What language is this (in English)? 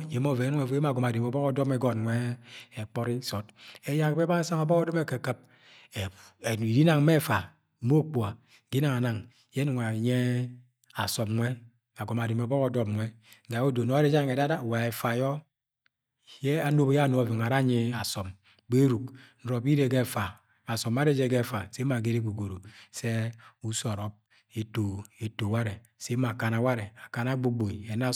Agwagwune